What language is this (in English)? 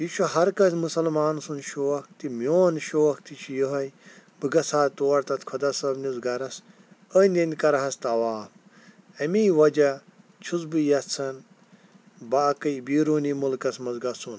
Kashmiri